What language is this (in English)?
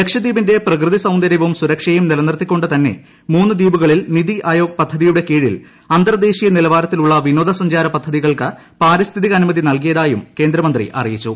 Malayalam